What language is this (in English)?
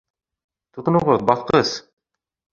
Bashkir